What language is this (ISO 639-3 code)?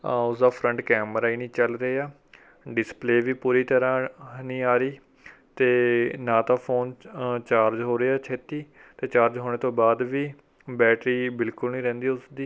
pan